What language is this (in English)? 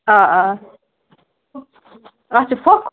Kashmiri